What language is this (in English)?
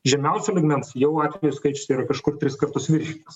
Lithuanian